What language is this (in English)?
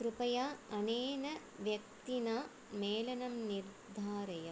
Sanskrit